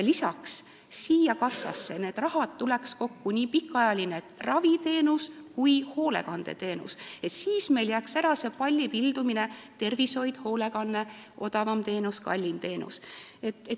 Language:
Estonian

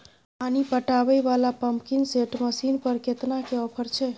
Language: Maithili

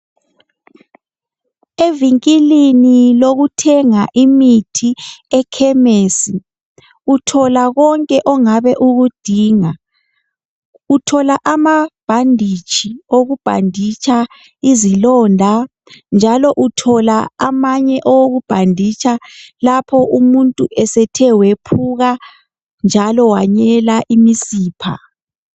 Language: North Ndebele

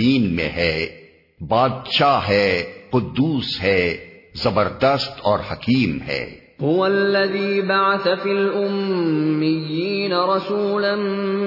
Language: Urdu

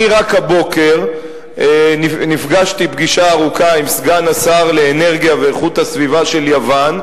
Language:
Hebrew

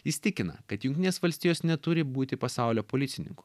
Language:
Lithuanian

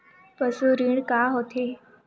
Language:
Chhattisgarhi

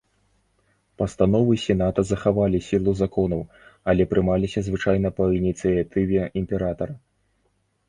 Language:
Belarusian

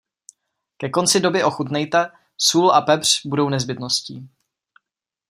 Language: Czech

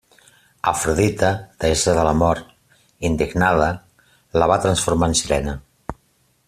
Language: Catalan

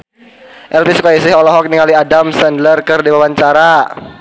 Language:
Sundanese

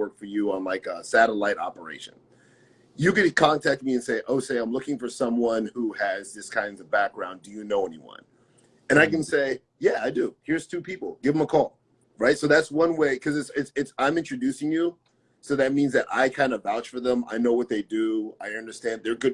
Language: English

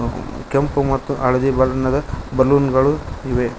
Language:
Kannada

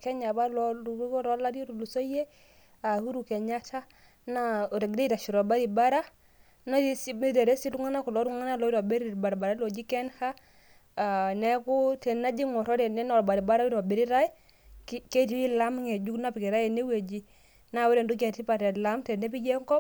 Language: Masai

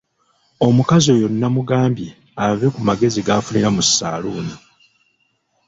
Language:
Ganda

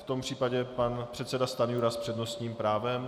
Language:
Czech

